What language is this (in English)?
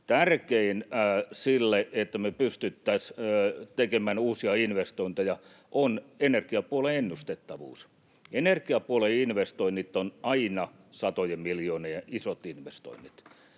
Finnish